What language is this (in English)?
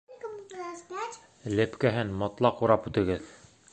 Bashkir